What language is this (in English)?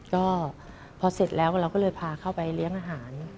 Thai